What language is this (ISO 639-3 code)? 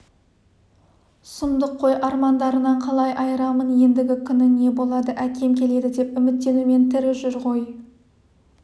kaz